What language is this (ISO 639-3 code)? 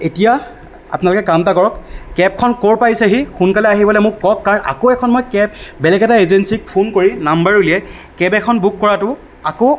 asm